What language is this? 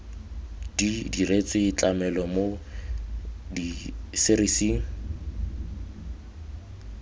Tswana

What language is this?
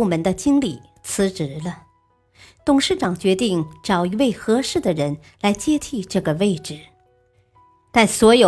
Chinese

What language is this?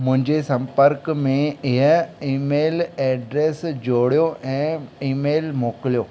Sindhi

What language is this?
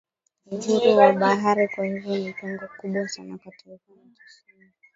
Swahili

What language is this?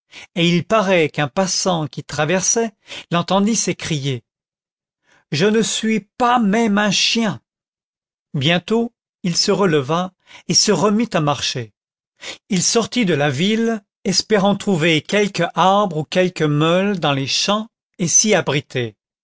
French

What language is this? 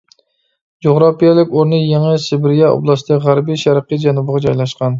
Uyghur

